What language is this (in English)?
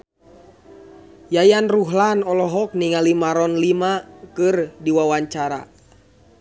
Sundanese